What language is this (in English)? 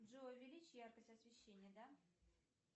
Russian